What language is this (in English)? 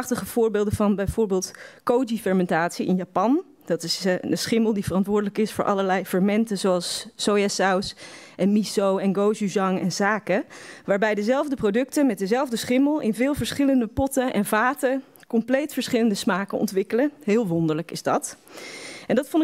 Dutch